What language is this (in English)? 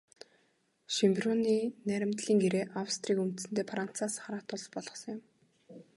Mongolian